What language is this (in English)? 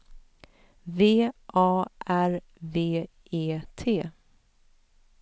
Swedish